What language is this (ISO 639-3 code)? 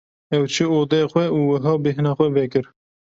kur